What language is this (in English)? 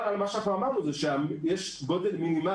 Hebrew